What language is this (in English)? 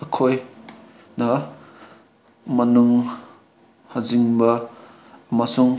Manipuri